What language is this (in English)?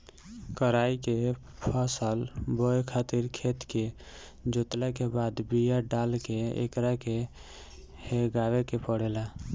Bhojpuri